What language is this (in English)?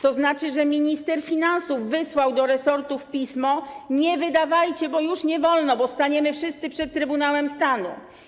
Polish